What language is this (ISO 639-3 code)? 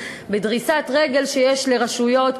heb